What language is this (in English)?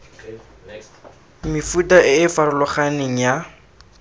Tswana